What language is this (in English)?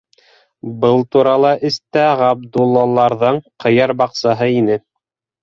Bashkir